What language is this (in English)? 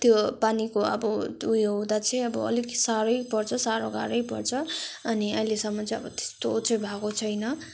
Nepali